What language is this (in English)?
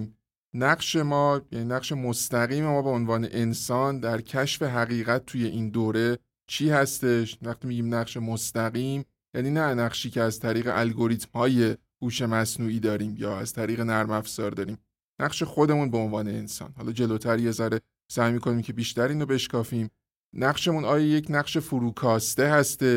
Persian